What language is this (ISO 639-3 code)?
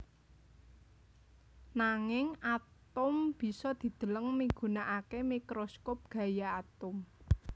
jav